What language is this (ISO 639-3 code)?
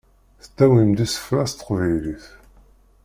kab